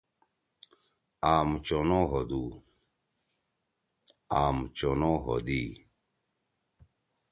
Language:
Torwali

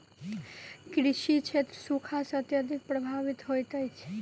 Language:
Maithili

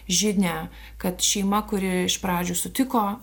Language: Lithuanian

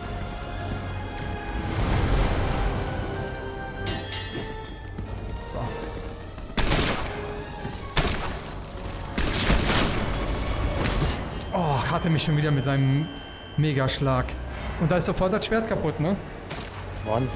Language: German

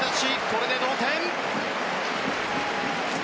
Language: Japanese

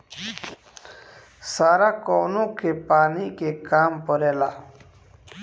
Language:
Bhojpuri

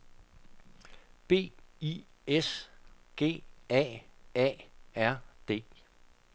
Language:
Danish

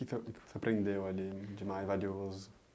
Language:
Portuguese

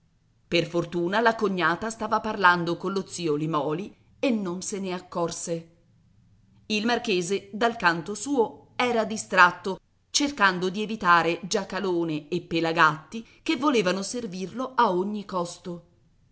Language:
Italian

